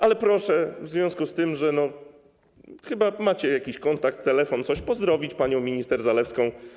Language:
Polish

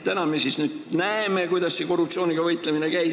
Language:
Estonian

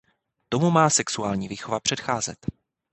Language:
Czech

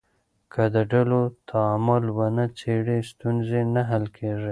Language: Pashto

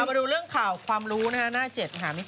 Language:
Thai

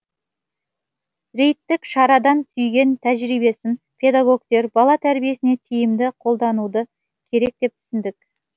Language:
Kazakh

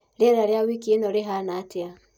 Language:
Kikuyu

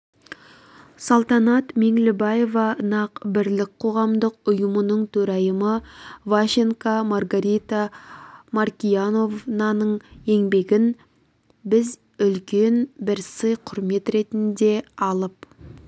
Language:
Kazakh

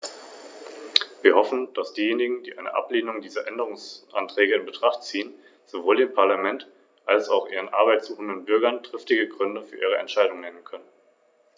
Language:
German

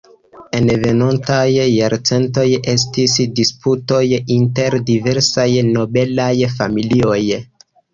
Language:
Esperanto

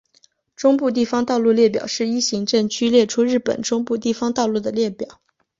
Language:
Chinese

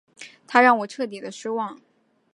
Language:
Chinese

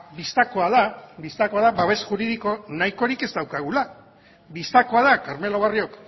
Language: Basque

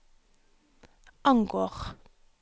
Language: Norwegian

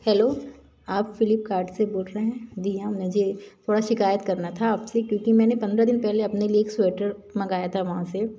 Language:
Hindi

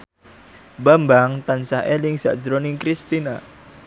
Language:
Javanese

